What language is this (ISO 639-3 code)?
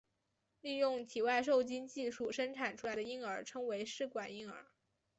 zho